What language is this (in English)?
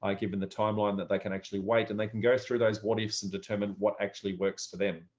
English